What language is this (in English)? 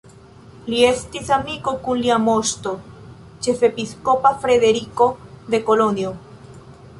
Esperanto